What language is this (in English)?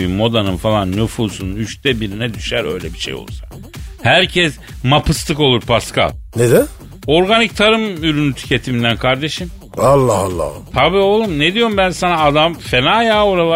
Turkish